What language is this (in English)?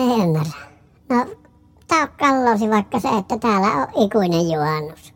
Finnish